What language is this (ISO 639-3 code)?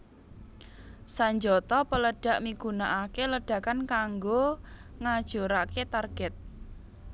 jav